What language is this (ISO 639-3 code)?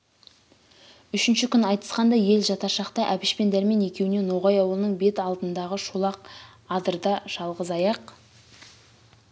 kaz